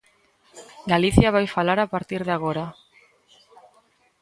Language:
Galician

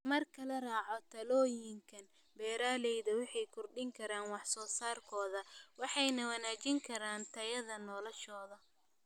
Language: Somali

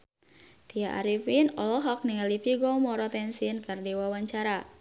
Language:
Sundanese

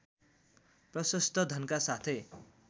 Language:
Nepali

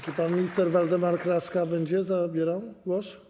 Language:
Polish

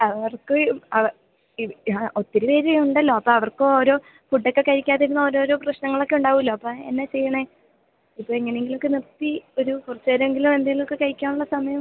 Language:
Malayalam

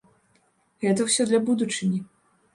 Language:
Belarusian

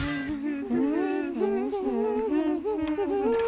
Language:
Icelandic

